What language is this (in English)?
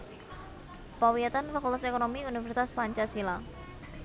Javanese